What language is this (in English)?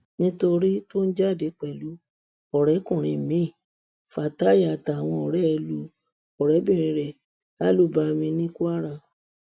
Yoruba